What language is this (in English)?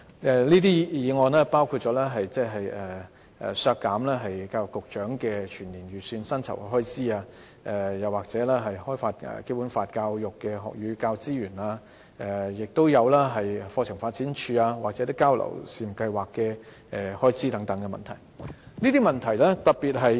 Cantonese